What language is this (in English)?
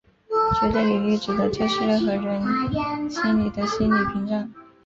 Chinese